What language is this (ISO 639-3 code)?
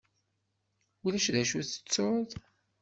kab